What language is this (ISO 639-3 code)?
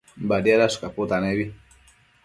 mcf